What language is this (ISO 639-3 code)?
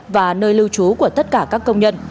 vie